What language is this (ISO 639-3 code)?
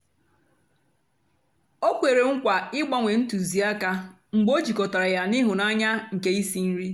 ibo